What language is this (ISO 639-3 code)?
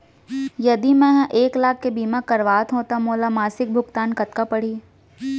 hne